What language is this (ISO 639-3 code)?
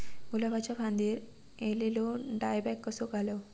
mar